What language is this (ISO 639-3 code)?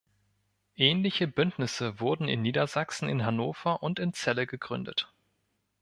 deu